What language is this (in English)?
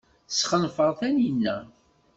Kabyle